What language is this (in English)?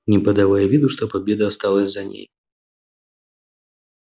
Russian